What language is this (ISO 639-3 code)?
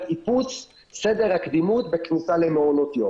heb